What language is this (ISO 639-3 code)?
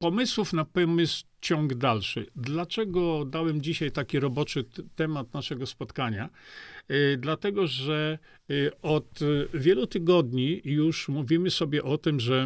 pol